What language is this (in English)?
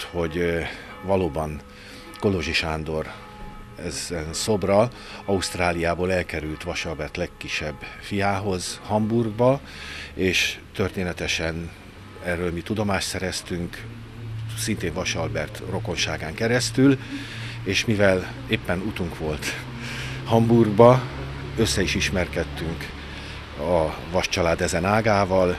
Hungarian